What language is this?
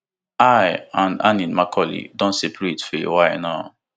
Nigerian Pidgin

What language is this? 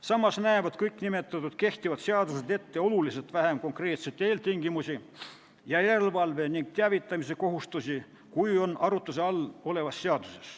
Estonian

